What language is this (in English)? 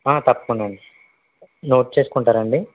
Telugu